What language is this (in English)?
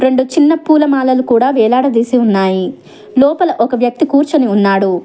Telugu